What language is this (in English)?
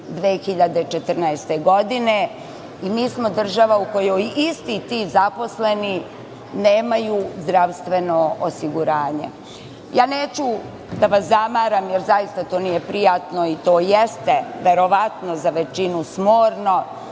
Serbian